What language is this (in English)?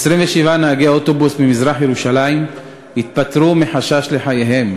Hebrew